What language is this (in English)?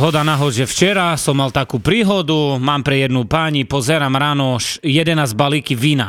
Slovak